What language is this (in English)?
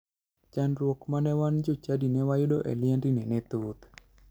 Luo (Kenya and Tanzania)